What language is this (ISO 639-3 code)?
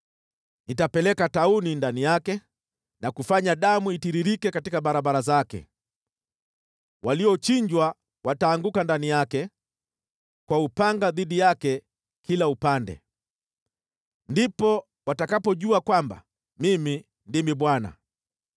swa